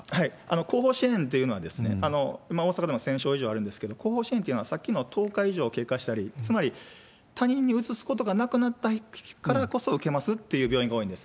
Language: Japanese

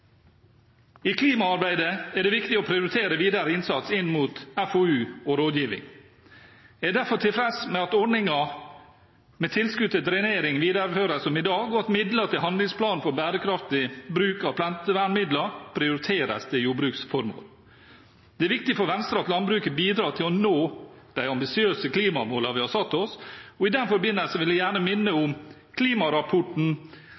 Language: Norwegian Bokmål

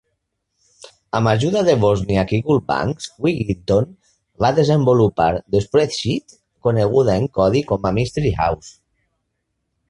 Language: Catalan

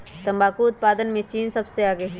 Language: Magahi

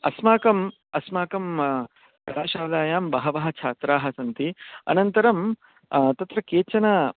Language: Sanskrit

